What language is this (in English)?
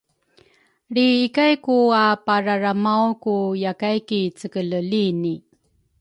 Rukai